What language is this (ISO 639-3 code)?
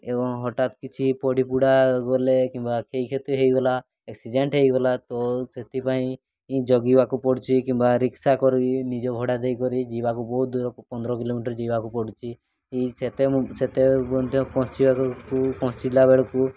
ori